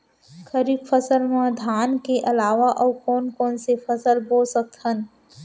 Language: Chhattisgarhi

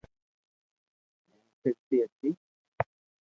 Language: Loarki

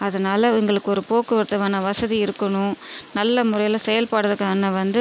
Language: Tamil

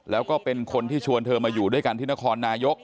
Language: Thai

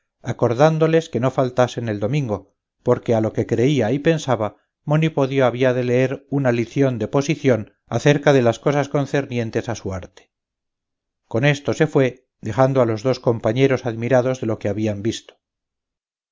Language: Spanish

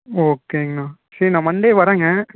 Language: Tamil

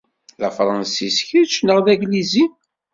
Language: Kabyle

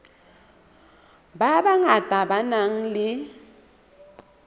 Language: Southern Sotho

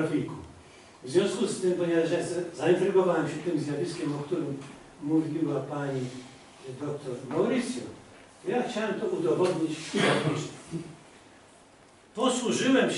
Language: Polish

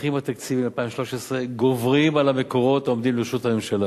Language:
Hebrew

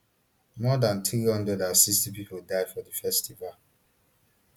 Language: Nigerian Pidgin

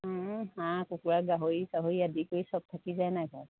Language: Assamese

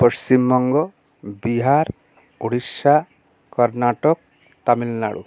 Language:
Bangla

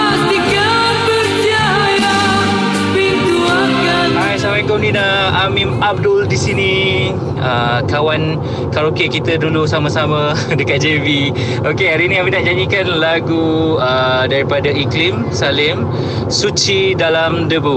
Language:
Malay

